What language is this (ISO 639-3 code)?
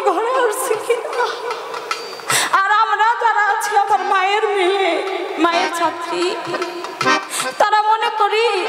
kor